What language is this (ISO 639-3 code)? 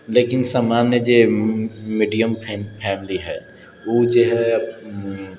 mai